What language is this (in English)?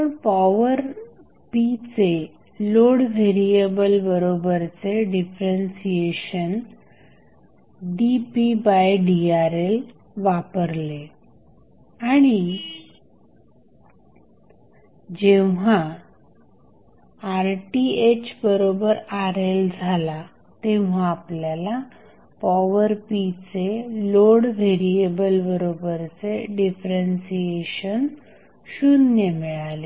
Marathi